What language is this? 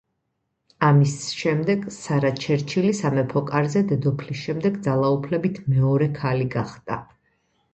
Georgian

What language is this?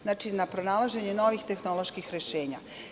Serbian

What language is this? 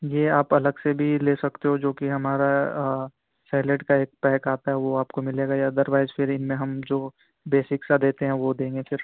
Urdu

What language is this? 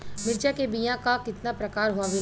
Bhojpuri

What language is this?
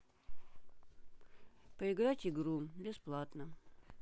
Russian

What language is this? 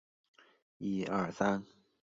Chinese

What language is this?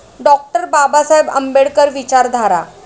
Marathi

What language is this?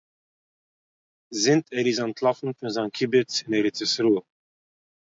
Yiddish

